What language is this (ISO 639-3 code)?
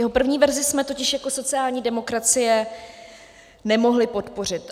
ces